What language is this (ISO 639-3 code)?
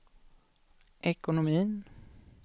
swe